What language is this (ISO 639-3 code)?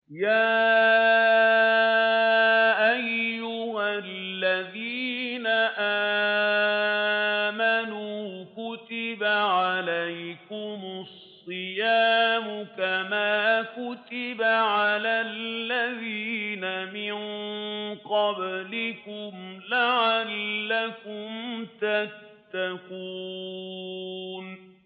ara